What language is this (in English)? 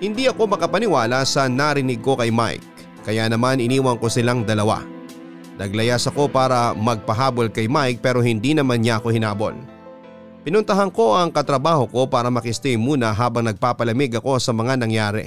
Filipino